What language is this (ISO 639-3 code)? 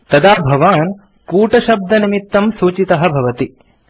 san